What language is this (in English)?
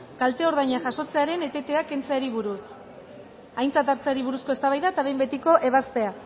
Basque